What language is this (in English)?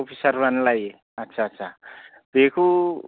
Bodo